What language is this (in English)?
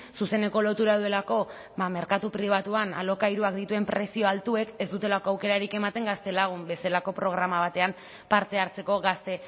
Basque